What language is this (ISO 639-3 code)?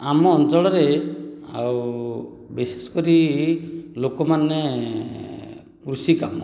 ori